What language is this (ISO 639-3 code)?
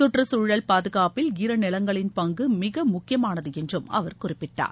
tam